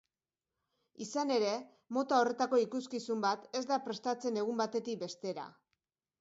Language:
Basque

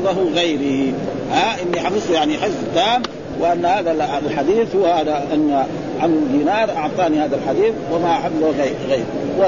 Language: Arabic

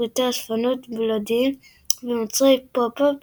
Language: Hebrew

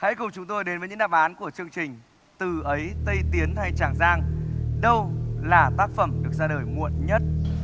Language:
Vietnamese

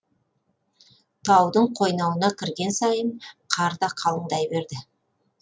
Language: Kazakh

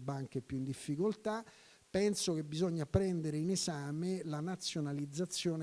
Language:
Italian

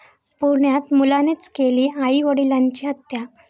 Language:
Marathi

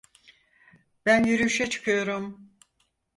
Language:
Turkish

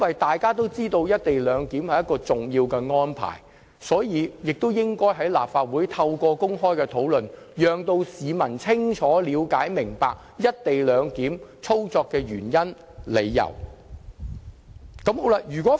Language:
Cantonese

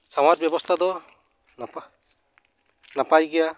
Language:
Santali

